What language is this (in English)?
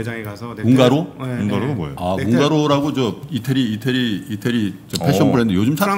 Korean